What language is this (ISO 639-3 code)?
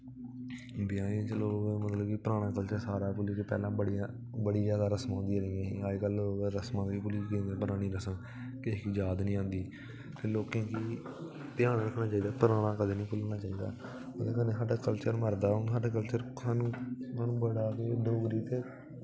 doi